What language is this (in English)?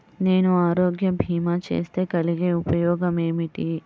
Telugu